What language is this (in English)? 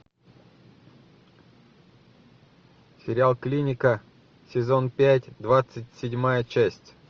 Russian